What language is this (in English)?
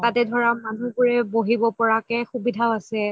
Assamese